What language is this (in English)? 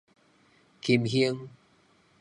Min Nan Chinese